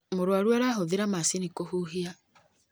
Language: Kikuyu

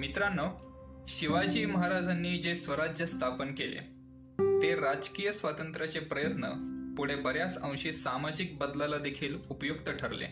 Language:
Marathi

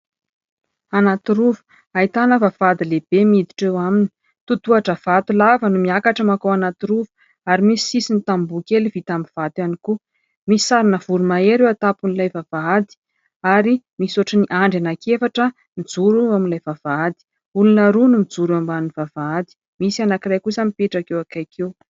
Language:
Malagasy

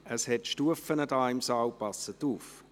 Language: Swiss German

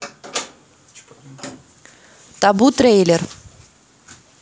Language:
Russian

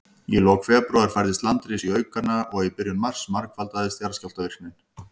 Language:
Icelandic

